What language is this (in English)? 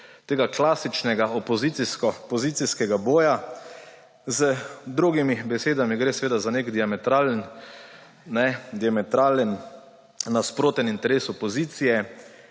Slovenian